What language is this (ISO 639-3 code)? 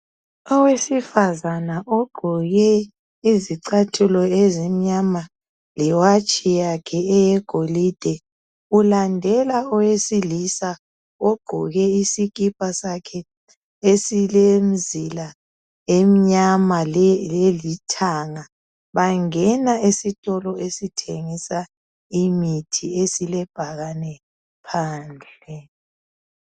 nde